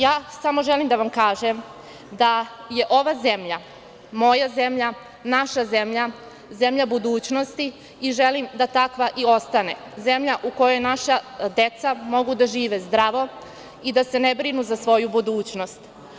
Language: Serbian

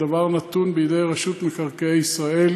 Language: Hebrew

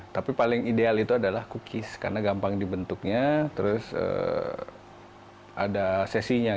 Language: Indonesian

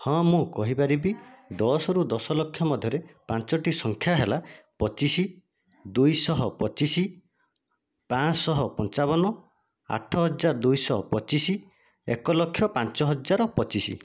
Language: Odia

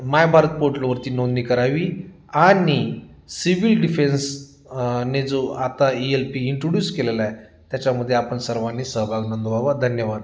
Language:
Marathi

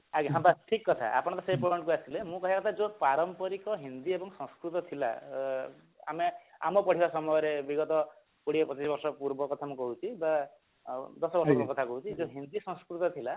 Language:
Odia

